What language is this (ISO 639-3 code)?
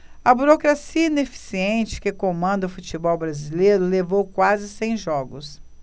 por